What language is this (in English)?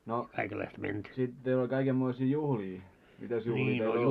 Finnish